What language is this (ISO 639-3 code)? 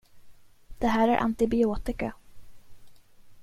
swe